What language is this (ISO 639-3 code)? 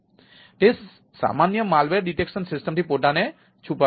guj